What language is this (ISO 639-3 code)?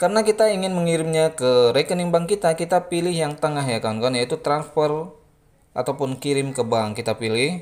ind